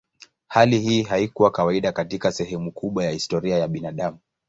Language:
Swahili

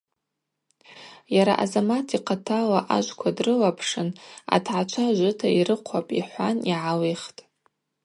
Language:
Abaza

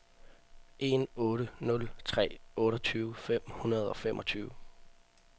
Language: Danish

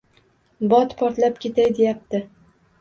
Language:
Uzbek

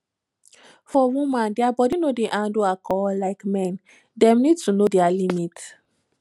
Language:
Nigerian Pidgin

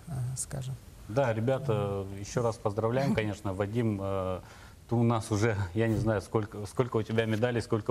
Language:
Russian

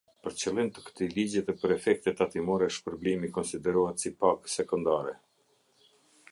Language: Albanian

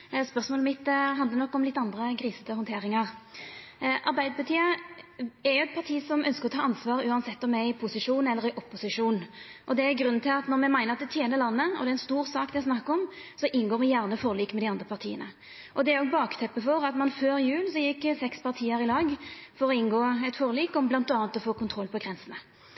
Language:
Norwegian Nynorsk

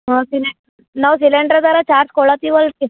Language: Kannada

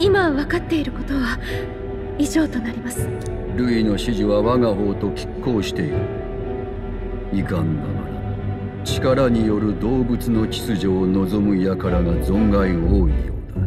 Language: Japanese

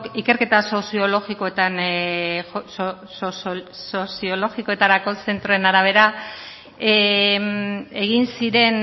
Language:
Basque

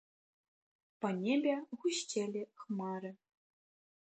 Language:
Belarusian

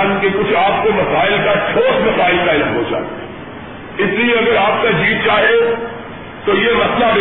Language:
Urdu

